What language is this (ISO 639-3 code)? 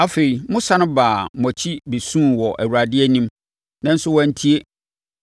aka